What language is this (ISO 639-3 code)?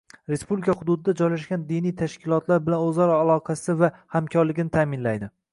uzb